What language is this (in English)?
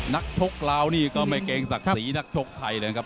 Thai